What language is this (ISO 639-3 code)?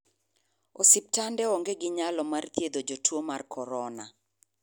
luo